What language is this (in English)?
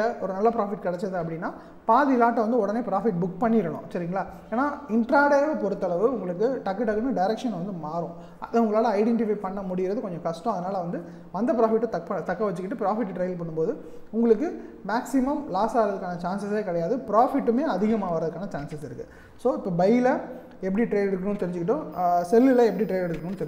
Korean